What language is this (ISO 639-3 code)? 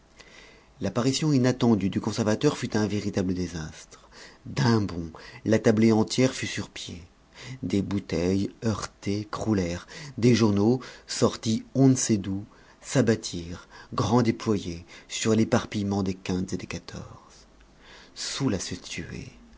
fra